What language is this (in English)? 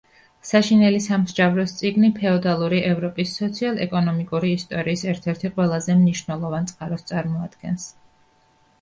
Georgian